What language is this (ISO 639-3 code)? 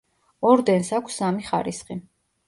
kat